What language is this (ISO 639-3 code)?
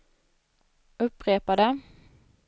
swe